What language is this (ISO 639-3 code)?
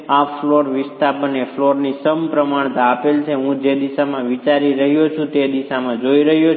guj